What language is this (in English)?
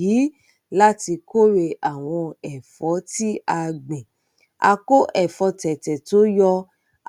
Yoruba